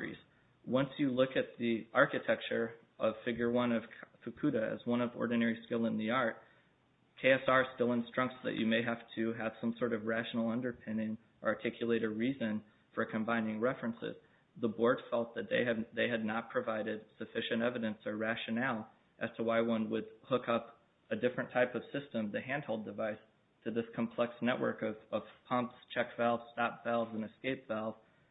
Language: English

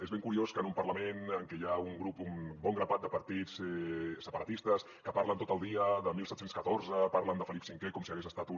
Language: Catalan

